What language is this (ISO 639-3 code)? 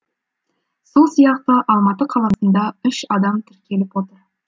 kaz